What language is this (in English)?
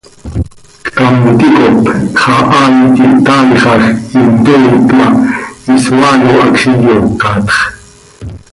Seri